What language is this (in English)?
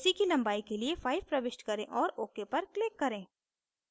Hindi